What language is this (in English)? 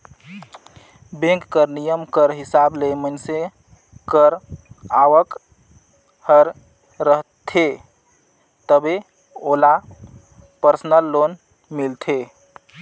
Chhattisgarhi